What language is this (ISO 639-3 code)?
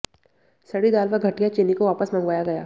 hin